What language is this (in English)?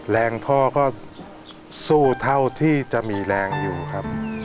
Thai